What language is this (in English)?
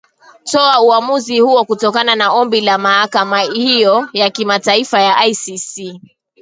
Swahili